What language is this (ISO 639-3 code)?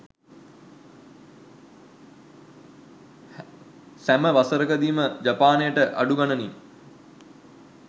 sin